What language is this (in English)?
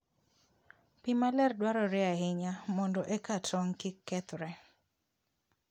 Luo (Kenya and Tanzania)